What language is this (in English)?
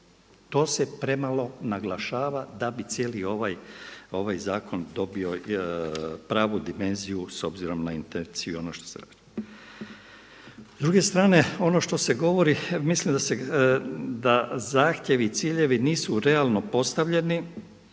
Croatian